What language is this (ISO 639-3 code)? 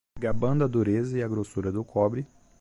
por